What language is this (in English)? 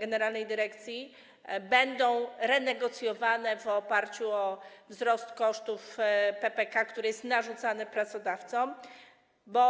Polish